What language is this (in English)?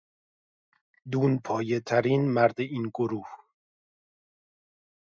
Persian